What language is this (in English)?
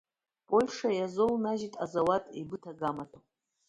Abkhazian